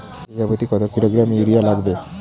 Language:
Bangla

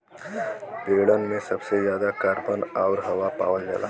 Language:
Bhojpuri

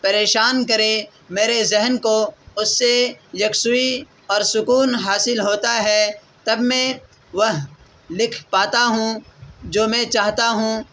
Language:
Urdu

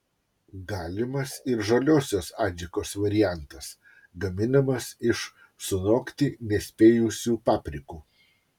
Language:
Lithuanian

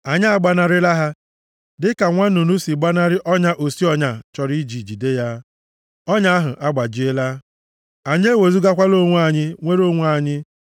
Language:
Igbo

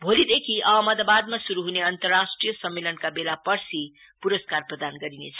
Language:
Nepali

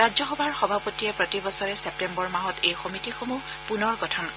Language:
Assamese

